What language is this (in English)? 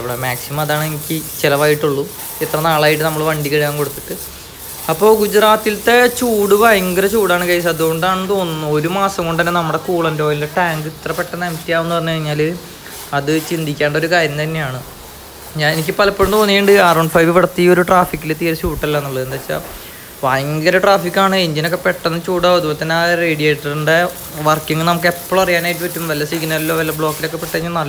Malayalam